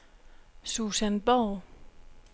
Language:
Danish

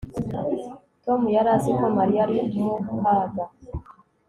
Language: Kinyarwanda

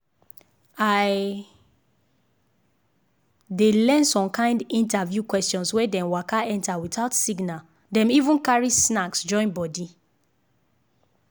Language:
Nigerian Pidgin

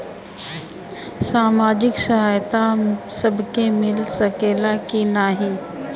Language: Bhojpuri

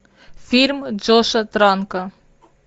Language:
Russian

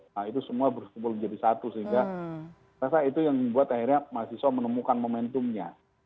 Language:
Indonesian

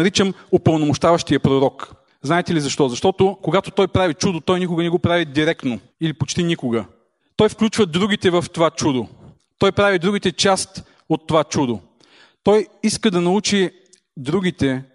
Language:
Bulgarian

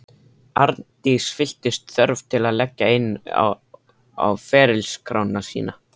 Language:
Icelandic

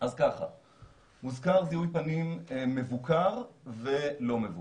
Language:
Hebrew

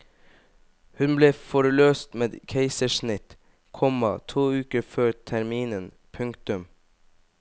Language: Norwegian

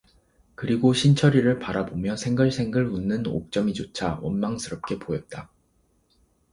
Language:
Korean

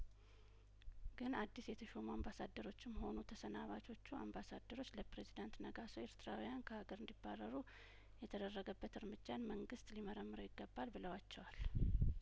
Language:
Amharic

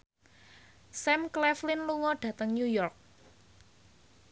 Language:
Javanese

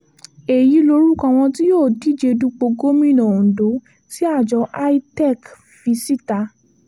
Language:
Yoruba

